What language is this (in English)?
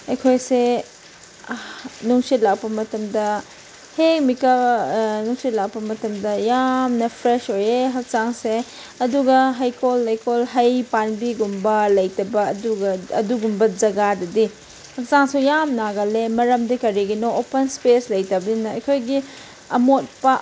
Manipuri